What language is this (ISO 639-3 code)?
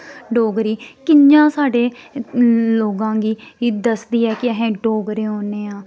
doi